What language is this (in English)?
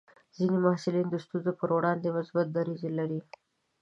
Pashto